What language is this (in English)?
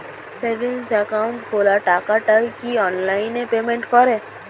Bangla